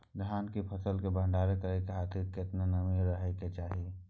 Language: Maithili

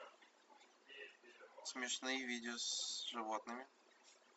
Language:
Russian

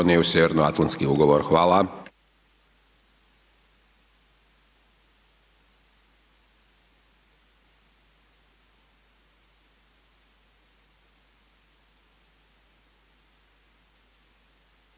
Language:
Croatian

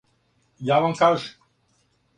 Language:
Serbian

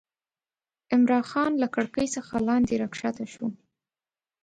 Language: Pashto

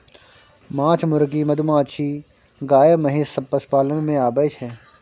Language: Maithili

